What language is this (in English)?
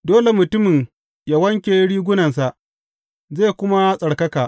Hausa